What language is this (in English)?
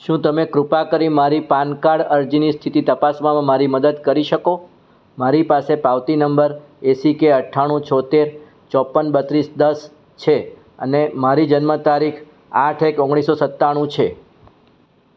Gujarati